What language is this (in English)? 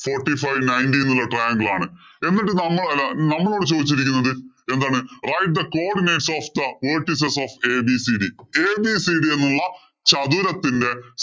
Malayalam